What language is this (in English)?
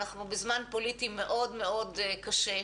Hebrew